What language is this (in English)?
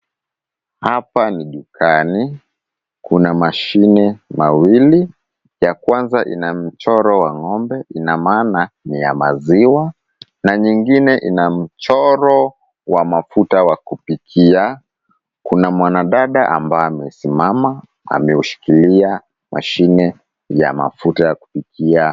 Swahili